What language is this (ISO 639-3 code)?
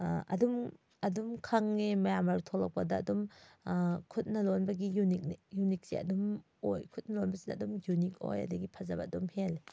mni